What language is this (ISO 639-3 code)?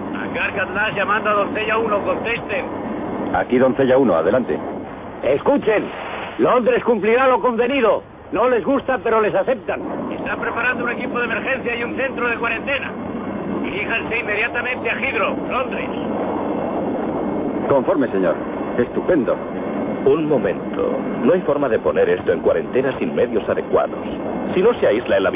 spa